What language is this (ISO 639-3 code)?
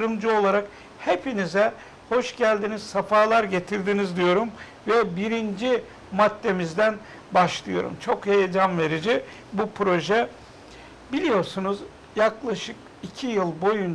tur